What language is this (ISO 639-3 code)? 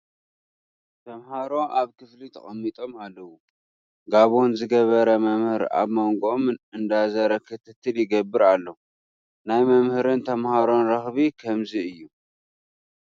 tir